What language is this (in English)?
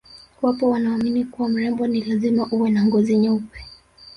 Swahili